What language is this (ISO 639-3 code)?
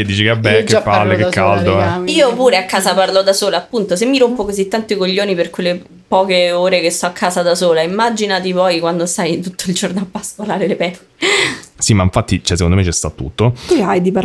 ita